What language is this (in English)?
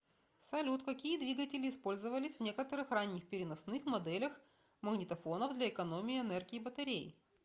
Russian